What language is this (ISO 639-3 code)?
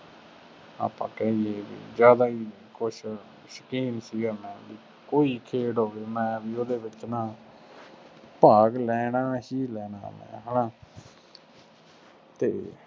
pan